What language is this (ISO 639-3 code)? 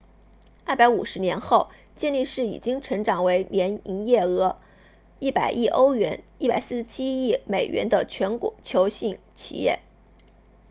zho